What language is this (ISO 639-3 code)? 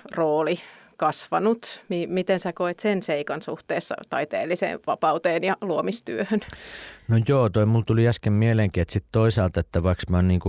fin